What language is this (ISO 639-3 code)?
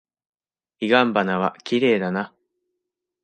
jpn